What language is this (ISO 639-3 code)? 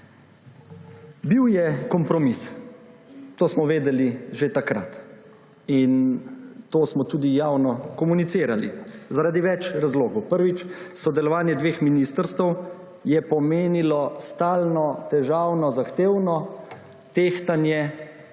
slv